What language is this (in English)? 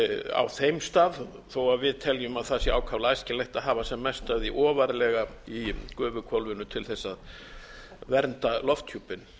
Icelandic